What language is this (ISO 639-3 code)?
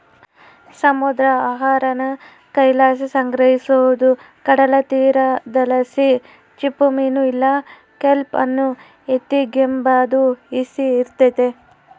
kan